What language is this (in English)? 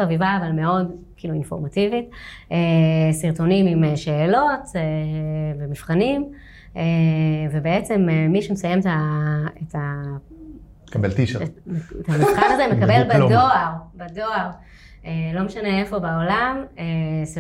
Hebrew